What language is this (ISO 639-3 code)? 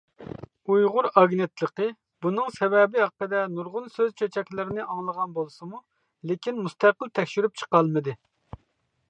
uig